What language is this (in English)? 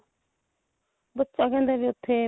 Punjabi